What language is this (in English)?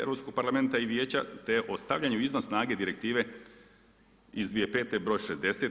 Croatian